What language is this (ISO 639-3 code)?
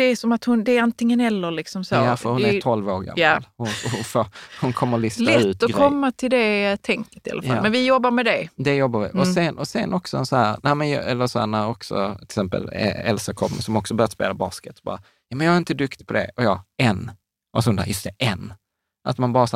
swe